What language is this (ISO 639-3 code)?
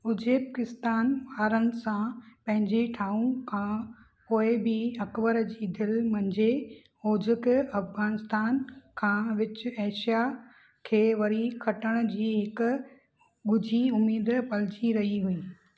snd